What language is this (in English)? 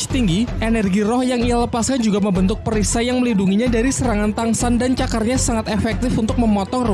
Indonesian